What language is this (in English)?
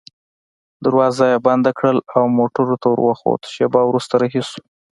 Pashto